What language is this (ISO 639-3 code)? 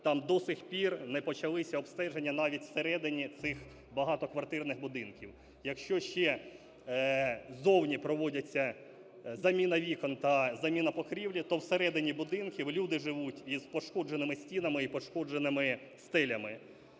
ukr